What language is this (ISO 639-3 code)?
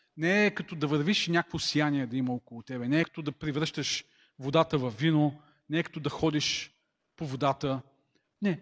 bul